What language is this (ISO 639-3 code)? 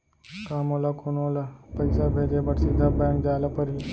hne